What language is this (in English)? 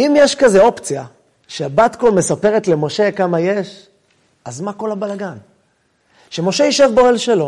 Hebrew